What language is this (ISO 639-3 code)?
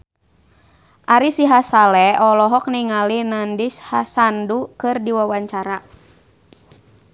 sun